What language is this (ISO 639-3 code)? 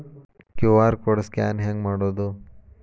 kan